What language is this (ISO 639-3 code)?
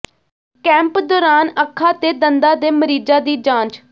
pan